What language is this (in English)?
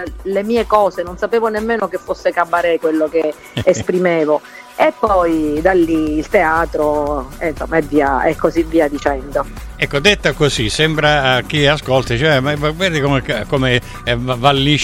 Italian